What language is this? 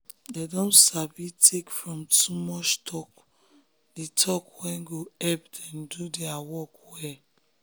Nigerian Pidgin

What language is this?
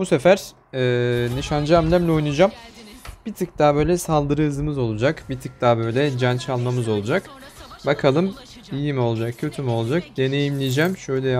Turkish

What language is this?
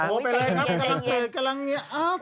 Thai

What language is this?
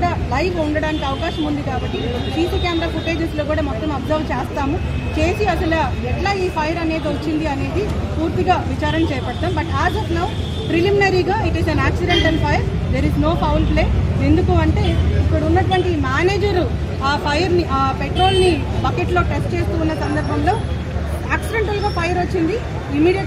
Telugu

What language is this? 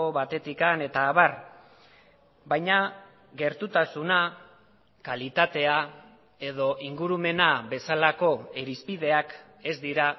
Basque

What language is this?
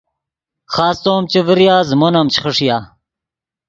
Yidgha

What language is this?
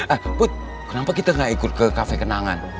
Indonesian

